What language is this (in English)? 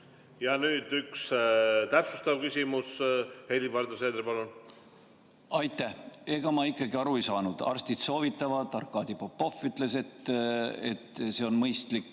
Estonian